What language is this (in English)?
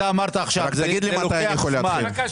Hebrew